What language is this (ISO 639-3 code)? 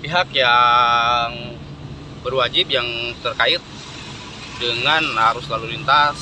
ind